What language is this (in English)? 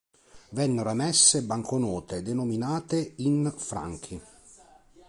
Italian